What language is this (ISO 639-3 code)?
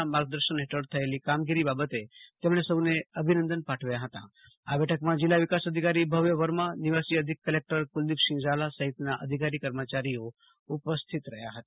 guj